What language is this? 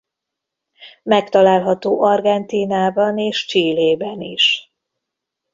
Hungarian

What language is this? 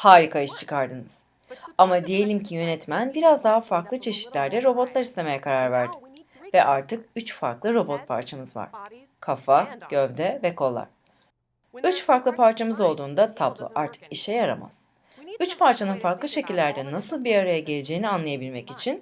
Turkish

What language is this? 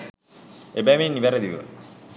Sinhala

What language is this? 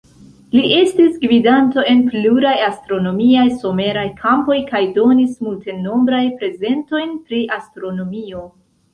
Esperanto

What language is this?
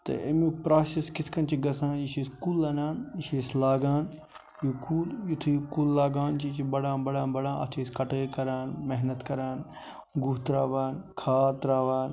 Kashmiri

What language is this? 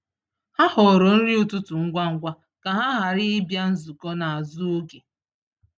Igbo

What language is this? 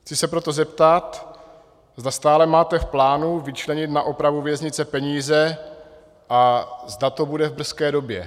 Czech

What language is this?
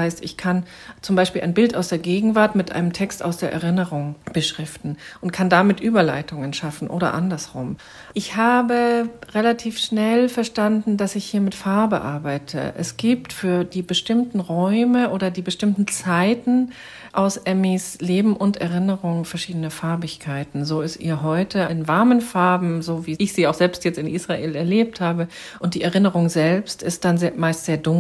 German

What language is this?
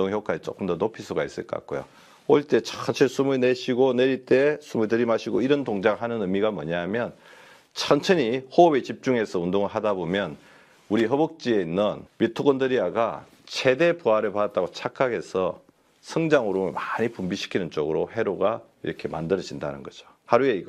Korean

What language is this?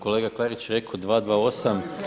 Croatian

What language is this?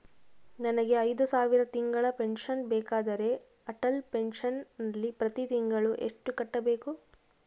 Kannada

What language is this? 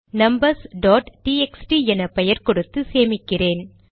Tamil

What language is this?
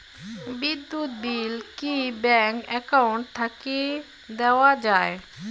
Bangla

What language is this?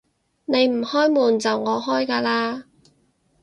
Cantonese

